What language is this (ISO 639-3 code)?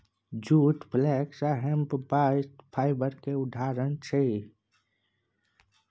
mai